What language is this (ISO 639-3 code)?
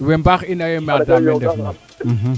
srr